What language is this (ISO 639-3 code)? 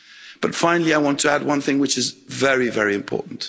eng